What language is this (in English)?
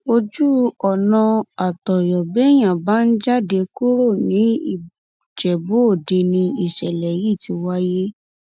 Yoruba